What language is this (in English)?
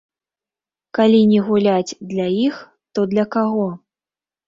Belarusian